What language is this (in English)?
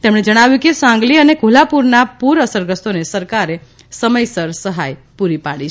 Gujarati